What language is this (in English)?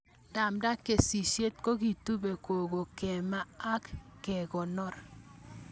Kalenjin